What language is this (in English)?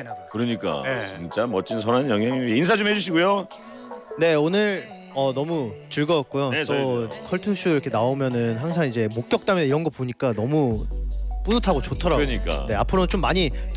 Korean